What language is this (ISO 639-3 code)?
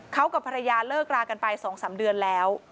tha